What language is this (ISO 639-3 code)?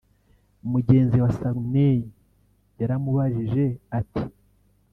kin